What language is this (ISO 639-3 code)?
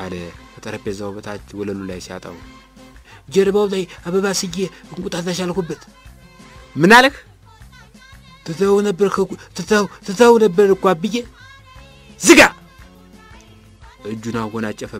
ara